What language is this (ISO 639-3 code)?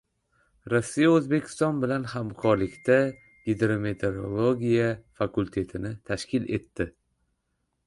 uzb